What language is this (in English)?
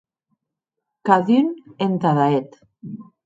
Occitan